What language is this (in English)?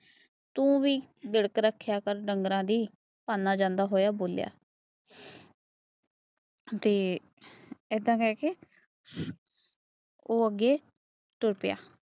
Punjabi